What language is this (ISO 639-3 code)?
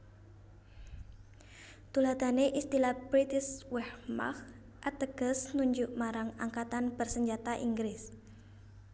jav